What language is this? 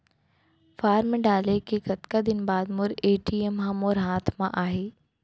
Chhattisgarhi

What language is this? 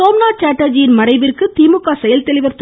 Tamil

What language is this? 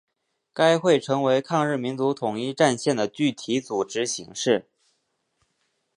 Chinese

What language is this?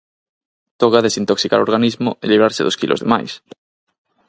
Galician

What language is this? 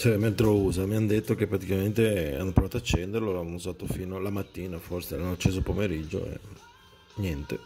Italian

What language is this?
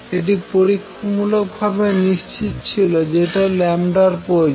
Bangla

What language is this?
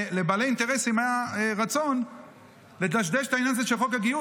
Hebrew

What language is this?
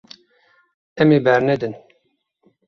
Kurdish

